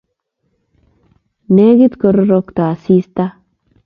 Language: Kalenjin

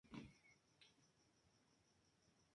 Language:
Spanish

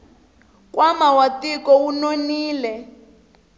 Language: Tsonga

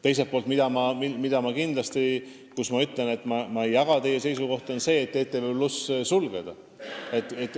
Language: Estonian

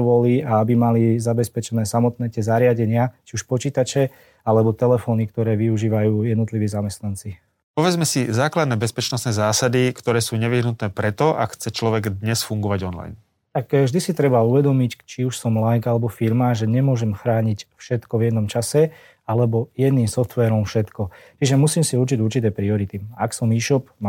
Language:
Slovak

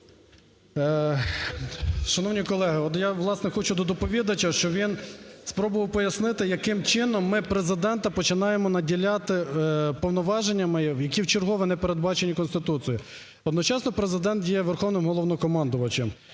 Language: Ukrainian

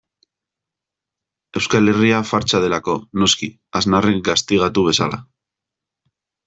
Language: Basque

